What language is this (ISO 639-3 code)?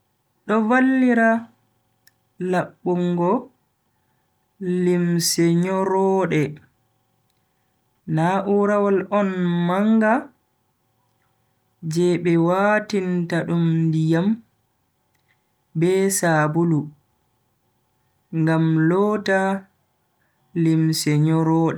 fui